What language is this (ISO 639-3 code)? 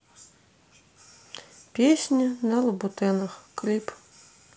rus